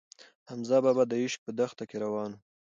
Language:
Pashto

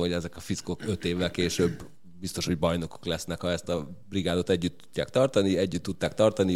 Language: Hungarian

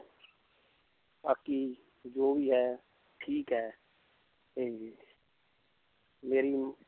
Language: Punjabi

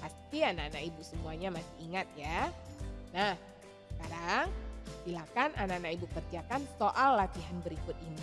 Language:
Indonesian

